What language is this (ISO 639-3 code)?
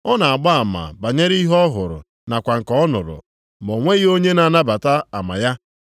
ibo